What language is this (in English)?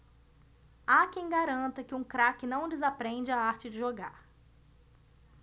Portuguese